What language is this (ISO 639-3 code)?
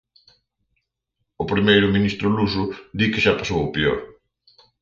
glg